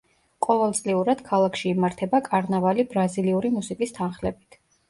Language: Georgian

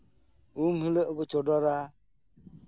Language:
Santali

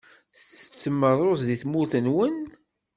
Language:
Kabyle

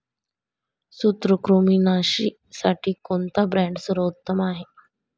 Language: Marathi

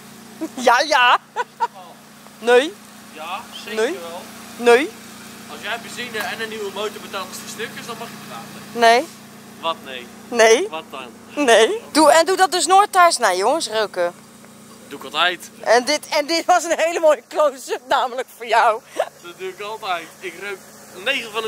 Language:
Dutch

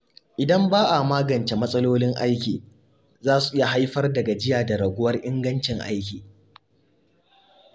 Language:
Hausa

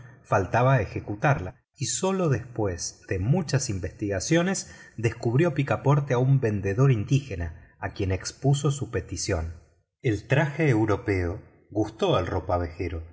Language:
Spanish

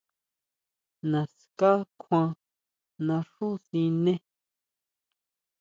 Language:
Huautla Mazatec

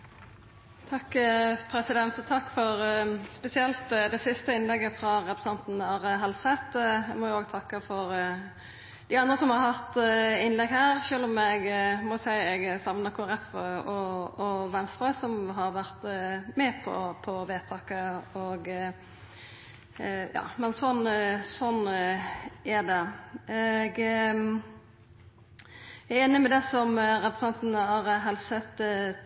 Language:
Norwegian Nynorsk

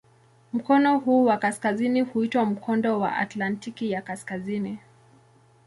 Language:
Swahili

